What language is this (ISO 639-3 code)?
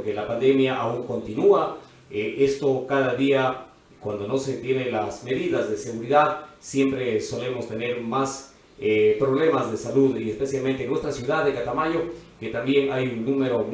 spa